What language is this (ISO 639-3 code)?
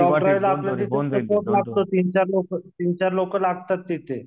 mar